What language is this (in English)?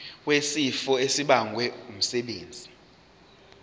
Zulu